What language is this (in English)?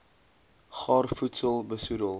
Afrikaans